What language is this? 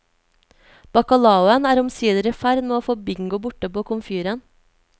Norwegian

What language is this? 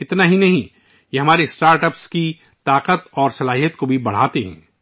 Urdu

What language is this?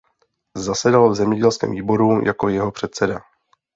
Czech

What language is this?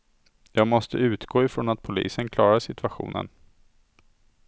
Swedish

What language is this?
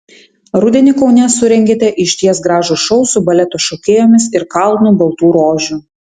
Lithuanian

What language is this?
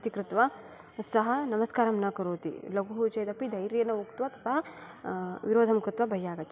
Sanskrit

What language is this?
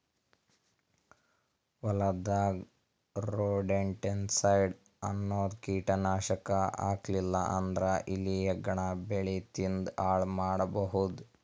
Kannada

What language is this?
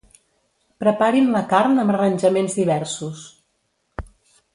Catalan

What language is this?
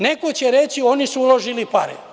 Serbian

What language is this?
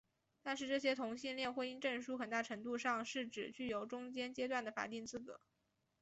Chinese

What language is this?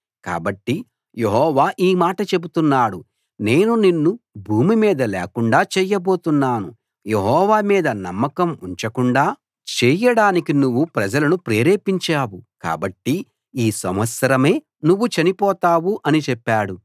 Telugu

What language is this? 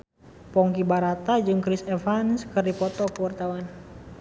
Sundanese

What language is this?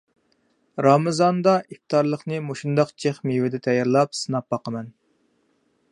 Uyghur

